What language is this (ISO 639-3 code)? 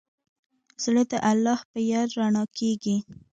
pus